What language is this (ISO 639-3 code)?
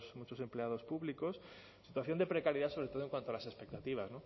spa